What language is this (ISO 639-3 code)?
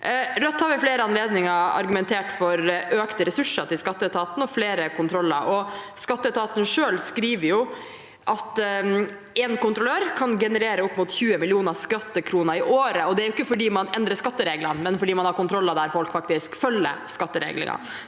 nor